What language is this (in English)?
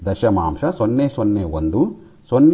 Kannada